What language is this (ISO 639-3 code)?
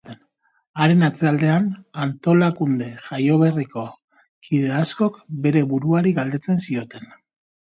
eus